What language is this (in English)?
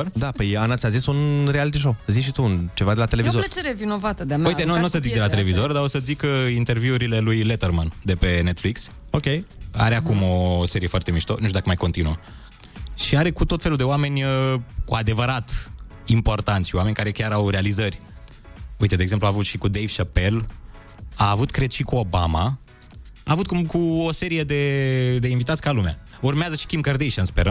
Romanian